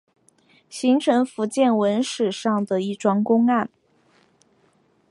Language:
Chinese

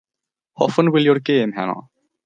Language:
Welsh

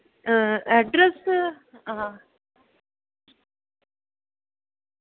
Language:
Dogri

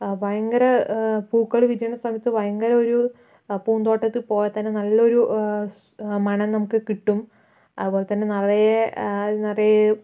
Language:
Malayalam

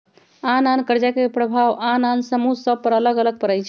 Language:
Magahi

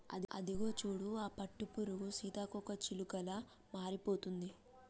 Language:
Telugu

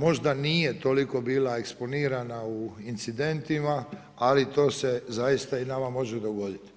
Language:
Croatian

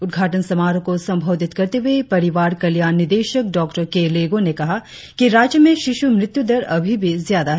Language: Hindi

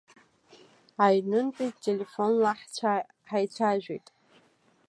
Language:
Abkhazian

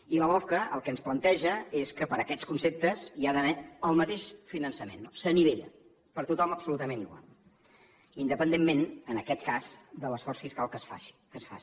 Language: Catalan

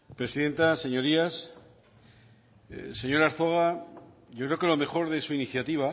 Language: Spanish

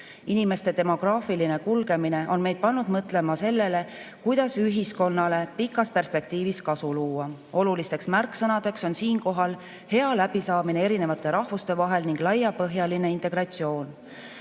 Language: Estonian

